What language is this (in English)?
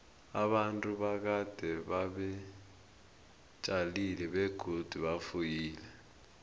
South Ndebele